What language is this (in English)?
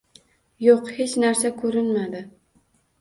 Uzbek